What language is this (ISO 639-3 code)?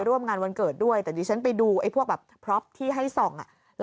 tha